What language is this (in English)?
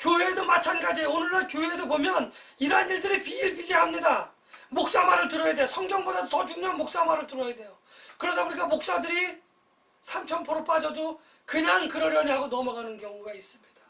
Korean